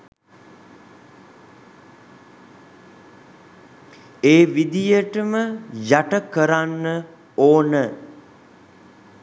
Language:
Sinhala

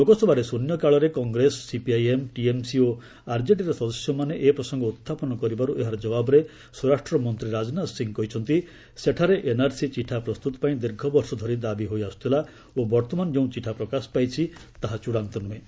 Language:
Odia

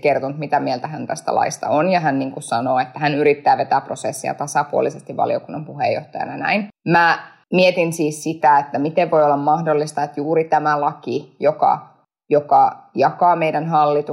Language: Finnish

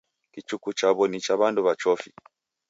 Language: Taita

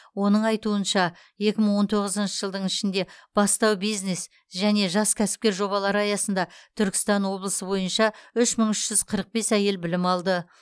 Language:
Kazakh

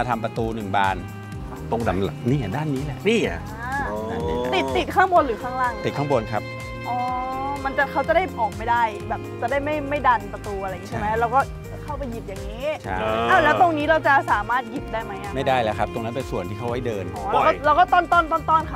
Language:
Thai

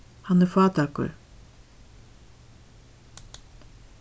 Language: Faroese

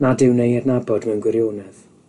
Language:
Welsh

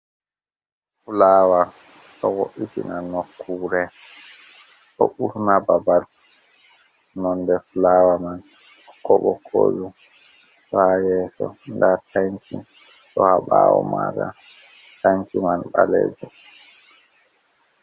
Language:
Fula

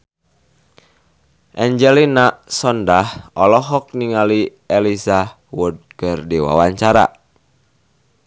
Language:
Sundanese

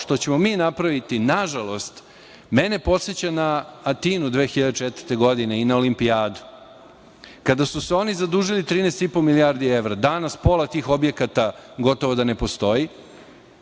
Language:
Serbian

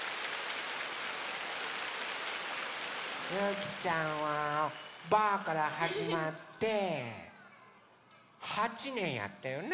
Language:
Japanese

